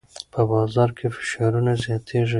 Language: Pashto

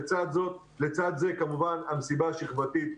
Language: Hebrew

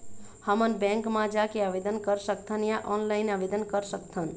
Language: Chhattisgarhi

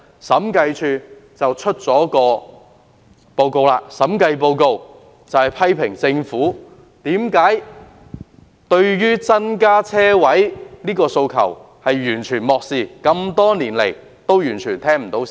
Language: Cantonese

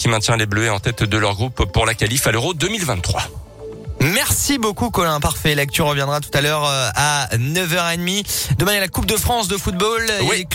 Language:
French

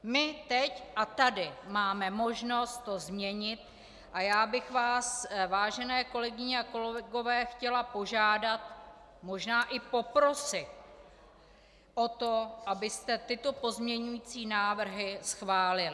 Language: Czech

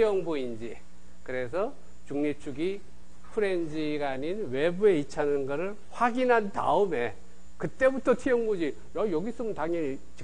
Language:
Korean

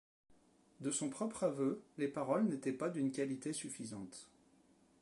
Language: French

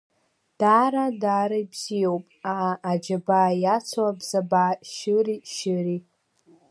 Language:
Abkhazian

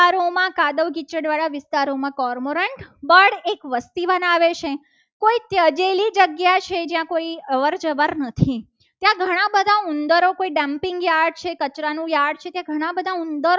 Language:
Gujarati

